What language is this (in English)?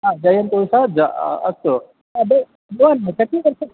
Sanskrit